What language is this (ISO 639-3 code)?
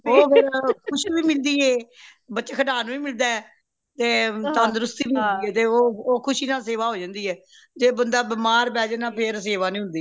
pan